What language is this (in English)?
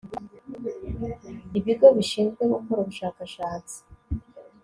Kinyarwanda